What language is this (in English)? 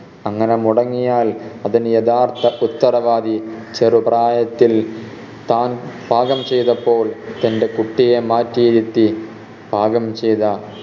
Malayalam